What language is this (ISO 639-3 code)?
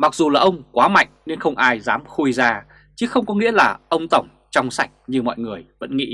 vie